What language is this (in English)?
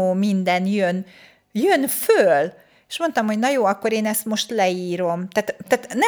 Hungarian